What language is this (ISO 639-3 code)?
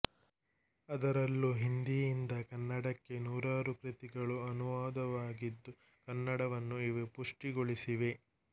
kan